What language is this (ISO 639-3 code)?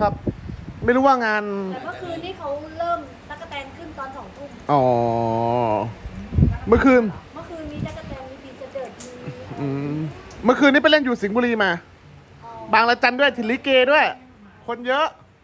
tha